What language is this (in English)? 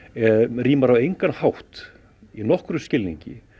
Icelandic